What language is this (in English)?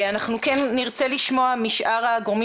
Hebrew